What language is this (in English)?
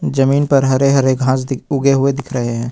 Hindi